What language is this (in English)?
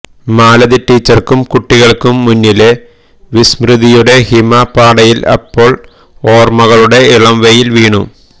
Malayalam